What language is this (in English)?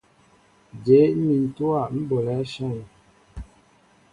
Mbo (Cameroon)